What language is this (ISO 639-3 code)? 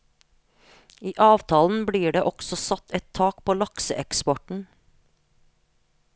nor